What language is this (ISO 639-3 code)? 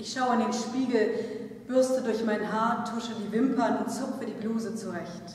deu